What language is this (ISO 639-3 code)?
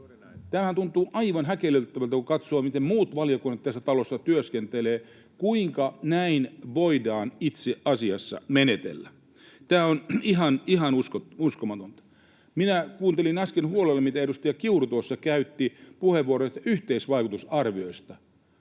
fin